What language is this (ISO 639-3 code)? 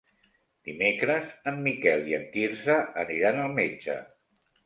cat